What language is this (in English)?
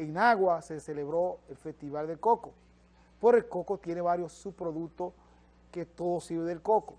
Spanish